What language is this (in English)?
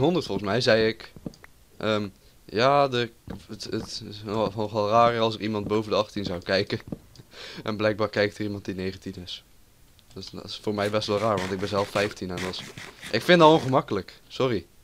Dutch